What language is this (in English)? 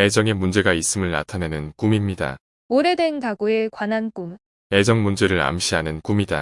Korean